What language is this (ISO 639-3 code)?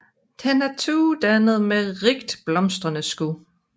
dan